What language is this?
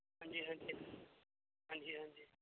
Punjabi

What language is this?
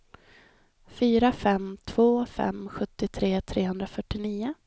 Swedish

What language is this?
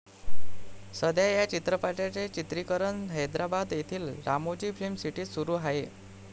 Marathi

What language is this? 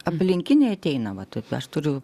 Lithuanian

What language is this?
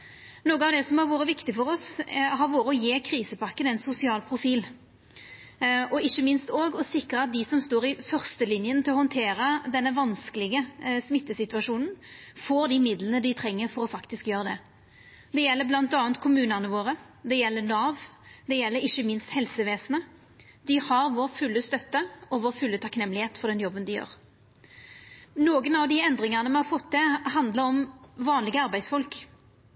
Norwegian Nynorsk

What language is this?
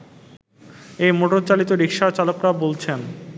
Bangla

